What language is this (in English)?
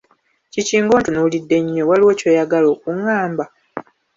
Ganda